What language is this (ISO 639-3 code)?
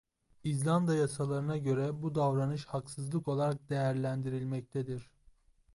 tur